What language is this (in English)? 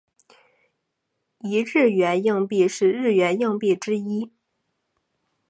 Chinese